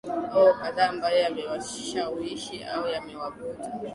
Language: Swahili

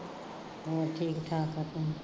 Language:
Punjabi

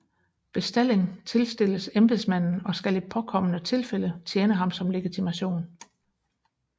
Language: Danish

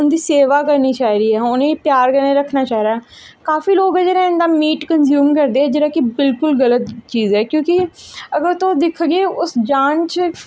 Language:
Dogri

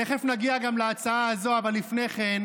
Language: Hebrew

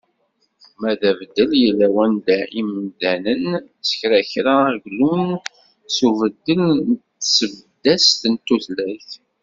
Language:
Kabyle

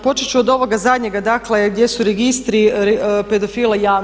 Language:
Croatian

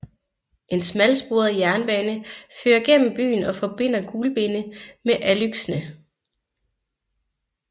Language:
Danish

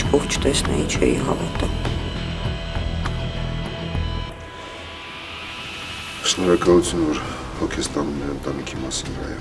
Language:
Romanian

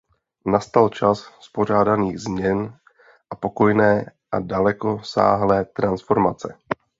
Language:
Czech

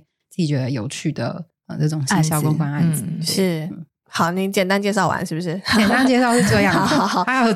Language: Chinese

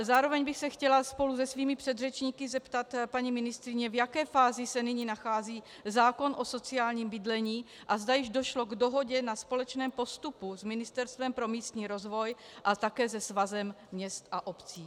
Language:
Czech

